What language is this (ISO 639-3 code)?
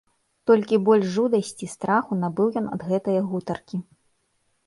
bel